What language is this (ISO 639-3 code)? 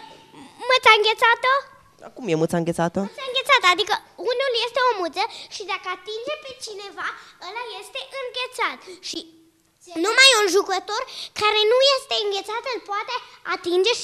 ron